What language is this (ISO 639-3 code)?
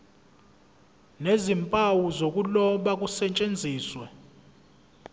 zul